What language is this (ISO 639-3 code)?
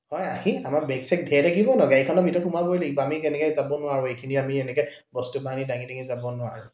asm